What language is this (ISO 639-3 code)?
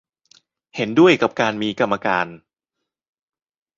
tha